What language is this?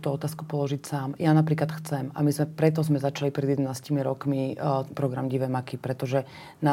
Slovak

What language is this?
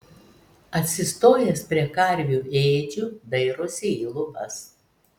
Lithuanian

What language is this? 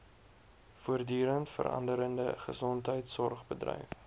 Afrikaans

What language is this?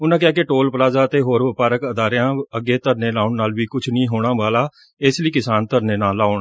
Punjabi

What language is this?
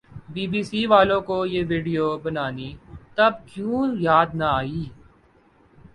Urdu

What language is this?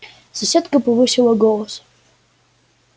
Russian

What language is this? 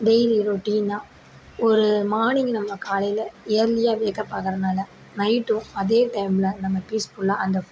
Tamil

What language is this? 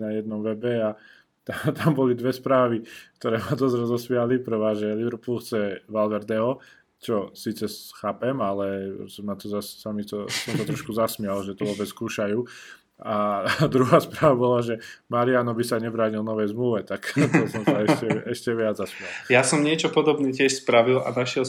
Slovak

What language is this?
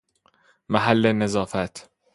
Persian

